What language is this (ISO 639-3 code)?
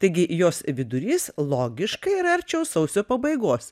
lit